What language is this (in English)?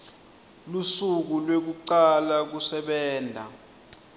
Swati